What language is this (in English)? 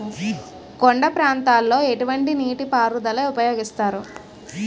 Telugu